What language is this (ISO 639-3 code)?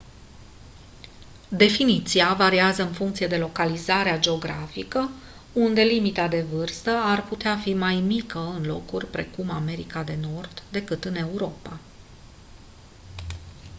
ron